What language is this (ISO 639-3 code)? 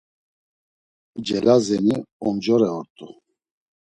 lzz